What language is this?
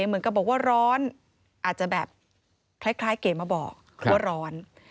Thai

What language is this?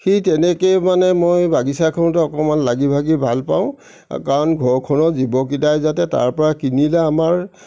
Assamese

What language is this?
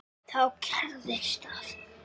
Icelandic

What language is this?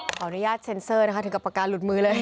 Thai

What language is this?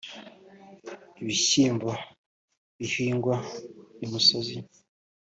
Kinyarwanda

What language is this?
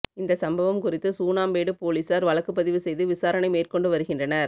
Tamil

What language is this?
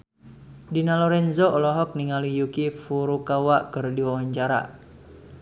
Sundanese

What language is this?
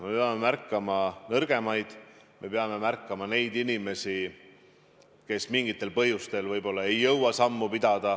Estonian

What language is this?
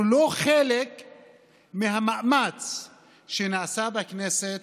Hebrew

